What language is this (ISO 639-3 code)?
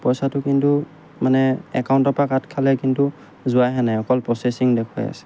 asm